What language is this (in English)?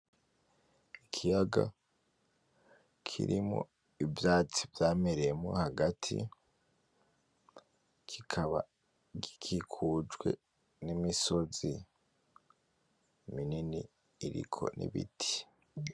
Rundi